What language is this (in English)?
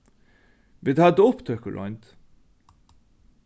Faroese